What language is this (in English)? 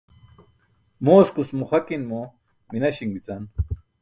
Burushaski